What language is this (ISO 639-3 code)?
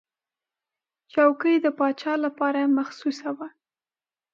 pus